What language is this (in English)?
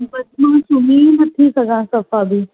Sindhi